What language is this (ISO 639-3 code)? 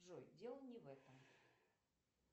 rus